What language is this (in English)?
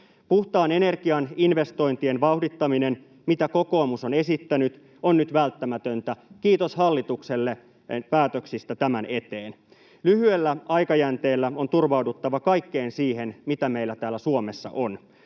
Finnish